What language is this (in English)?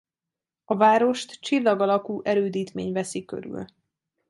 Hungarian